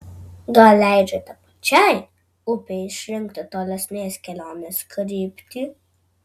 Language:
Lithuanian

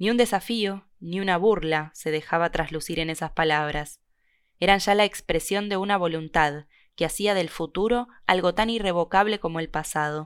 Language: Spanish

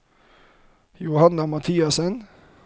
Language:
Norwegian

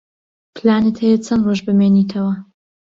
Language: Central Kurdish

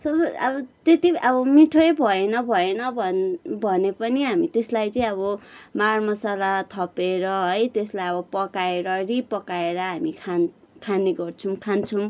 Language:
Nepali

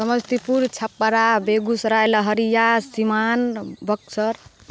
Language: Maithili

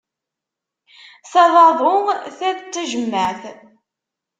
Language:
Kabyle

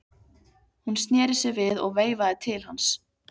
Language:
Icelandic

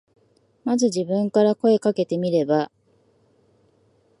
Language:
Japanese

